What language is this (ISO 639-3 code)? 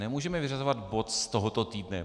ces